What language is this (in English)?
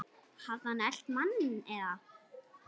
Icelandic